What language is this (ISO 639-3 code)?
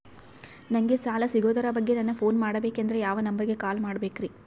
kan